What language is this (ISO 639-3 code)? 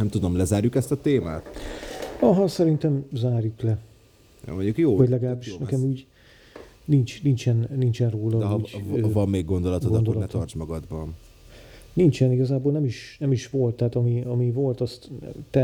hun